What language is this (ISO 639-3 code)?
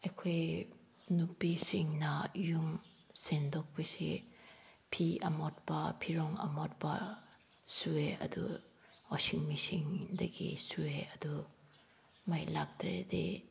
mni